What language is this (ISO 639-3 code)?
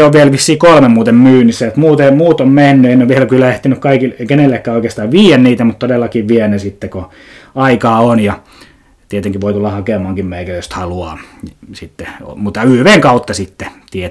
fin